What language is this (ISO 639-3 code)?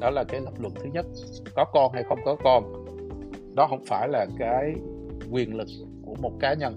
vie